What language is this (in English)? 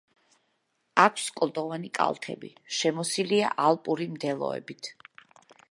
Georgian